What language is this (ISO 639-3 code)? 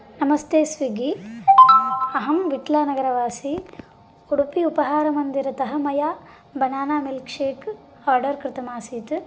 san